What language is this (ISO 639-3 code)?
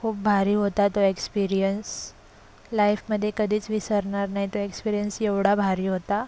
mar